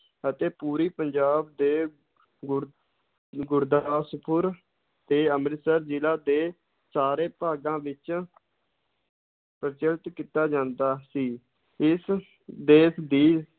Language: Punjabi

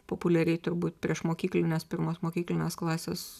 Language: Lithuanian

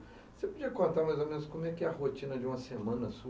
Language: Portuguese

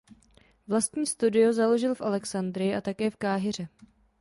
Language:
Czech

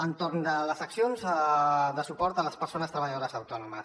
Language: Catalan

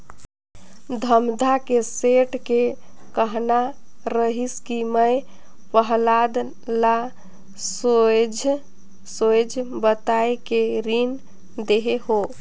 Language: Chhattisgarhi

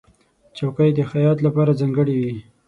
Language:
Pashto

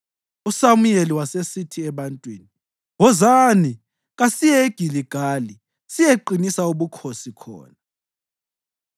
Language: North Ndebele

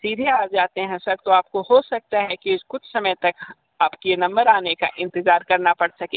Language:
Hindi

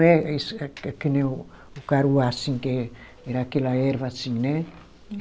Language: Portuguese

